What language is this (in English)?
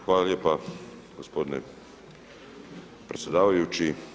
Croatian